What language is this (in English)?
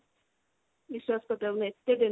Odia